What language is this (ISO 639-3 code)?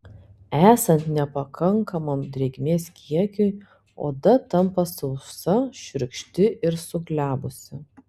lit